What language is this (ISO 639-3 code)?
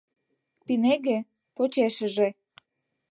chm